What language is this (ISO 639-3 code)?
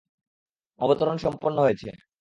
ben